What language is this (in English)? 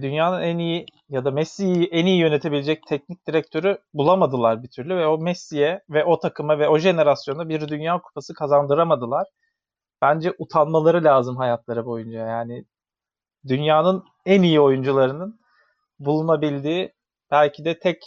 Turkish